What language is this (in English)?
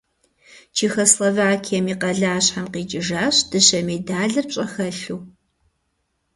Kabardian